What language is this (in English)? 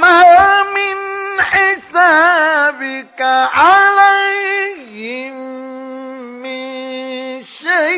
Arabic